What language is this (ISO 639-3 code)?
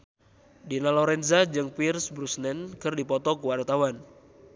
sun